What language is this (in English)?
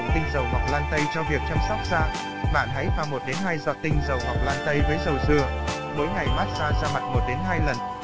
Vietnamese